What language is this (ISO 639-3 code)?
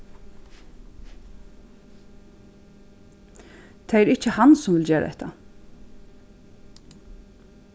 fao